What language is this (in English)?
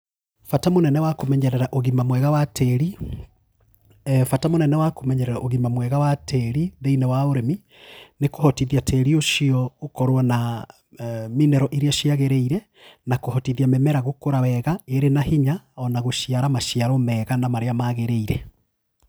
Kikuyu